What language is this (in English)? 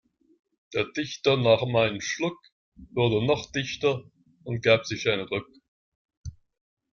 German